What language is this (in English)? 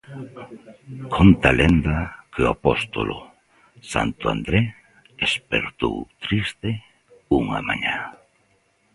Galician